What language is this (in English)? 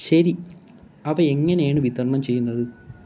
Malayalam